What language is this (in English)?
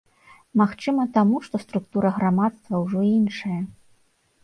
Belarusian